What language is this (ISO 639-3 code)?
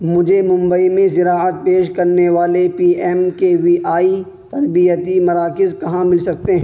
urd